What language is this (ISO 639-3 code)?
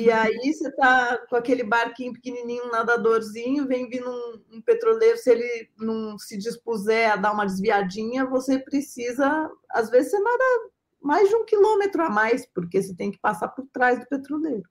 por